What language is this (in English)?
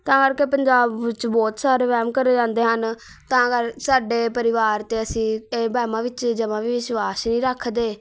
Punjabi